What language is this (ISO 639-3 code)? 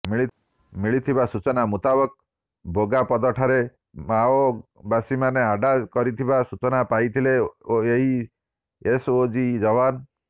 ori